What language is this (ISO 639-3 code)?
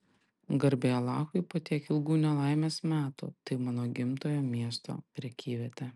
lit